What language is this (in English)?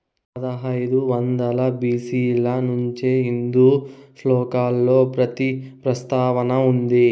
Telugu